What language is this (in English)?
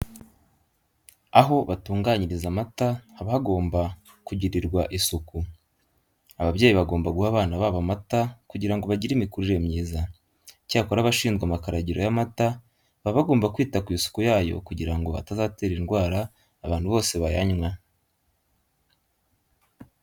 Kinyarwanda